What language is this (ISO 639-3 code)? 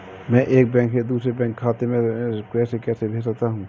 hin